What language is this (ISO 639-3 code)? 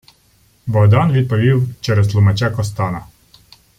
ukr